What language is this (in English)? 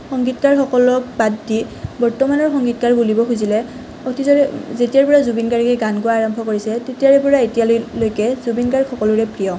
Assamese